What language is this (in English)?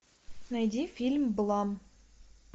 Russian